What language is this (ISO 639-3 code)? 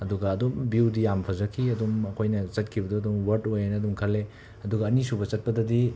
mni